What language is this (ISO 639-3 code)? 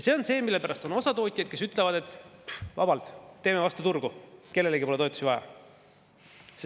est